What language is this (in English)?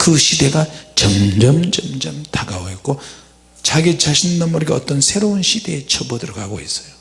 Korean